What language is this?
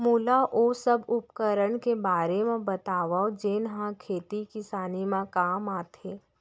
Chhattisgarhi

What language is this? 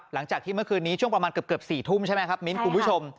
Thai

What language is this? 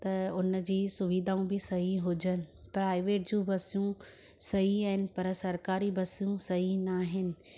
Sindhi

